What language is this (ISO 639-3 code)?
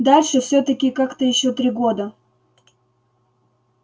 rus